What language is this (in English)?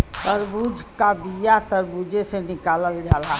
Bhojpuri